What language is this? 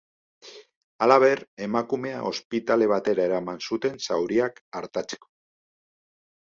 Basque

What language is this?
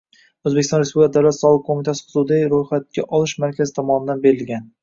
Uzbek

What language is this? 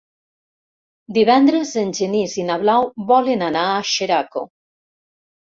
Catalan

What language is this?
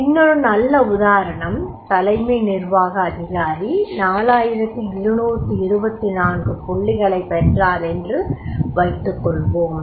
Tamil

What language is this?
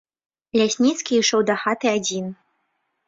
Belarusian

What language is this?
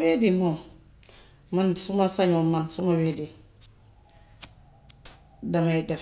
Gambian Wolof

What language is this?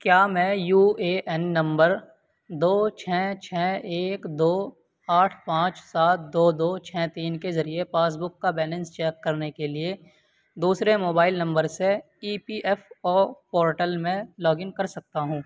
Urdu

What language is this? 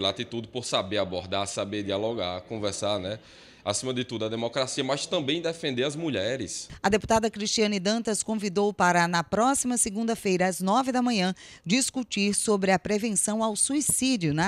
Portuguese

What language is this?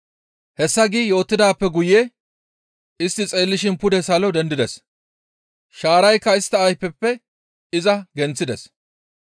Gamo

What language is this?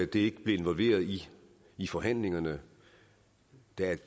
Danish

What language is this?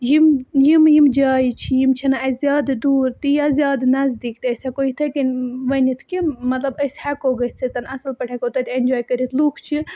Kashmiri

